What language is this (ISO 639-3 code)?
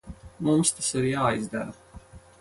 lav